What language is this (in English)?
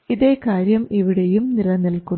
Malayalam